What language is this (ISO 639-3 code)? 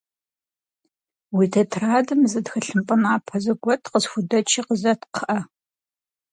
kbd